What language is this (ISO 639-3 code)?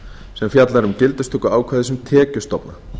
isl